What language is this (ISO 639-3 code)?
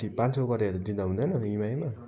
nep